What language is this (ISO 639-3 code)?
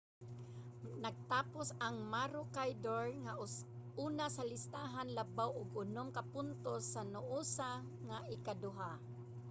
ceb